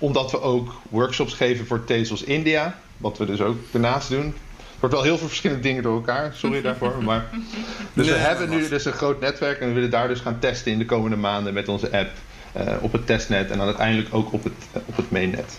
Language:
Dutch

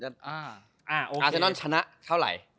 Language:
Thai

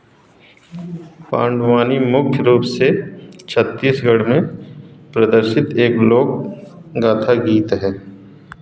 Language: Hindi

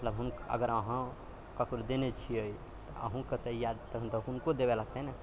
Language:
Maithili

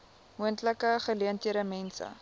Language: Afrikaans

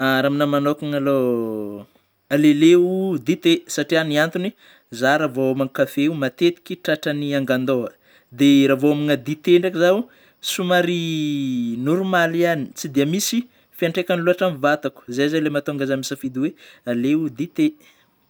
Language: Northern Betsimisaraka Malagasy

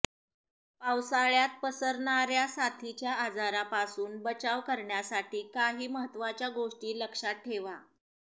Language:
Marathi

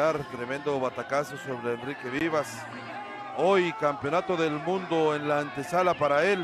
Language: Spanish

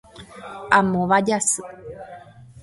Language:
Guarani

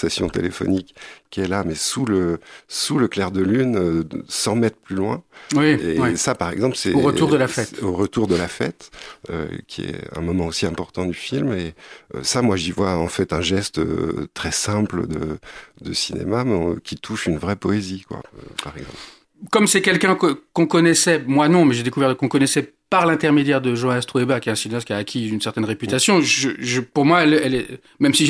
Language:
French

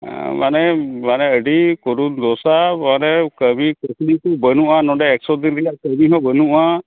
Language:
Santali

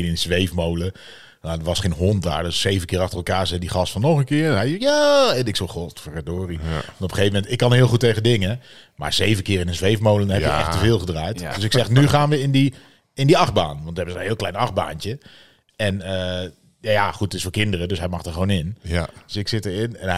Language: Dutch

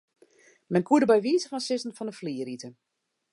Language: Western Frisian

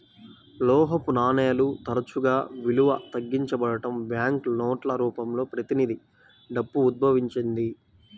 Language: Telugu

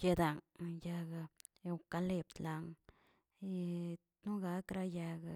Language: Tilquiapan Zapotec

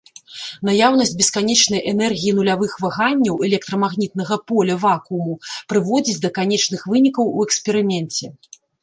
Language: Belarusian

